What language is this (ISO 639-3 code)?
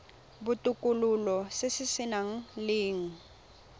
tsn